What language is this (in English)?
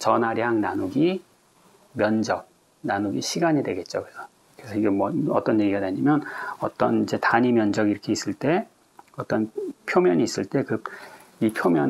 Korean